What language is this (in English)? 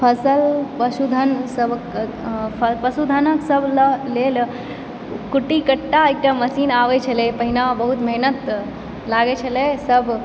Maithili